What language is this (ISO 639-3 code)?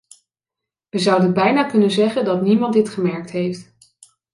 nld